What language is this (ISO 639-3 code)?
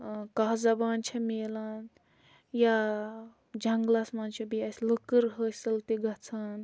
kas